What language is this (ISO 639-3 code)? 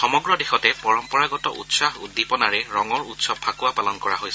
asm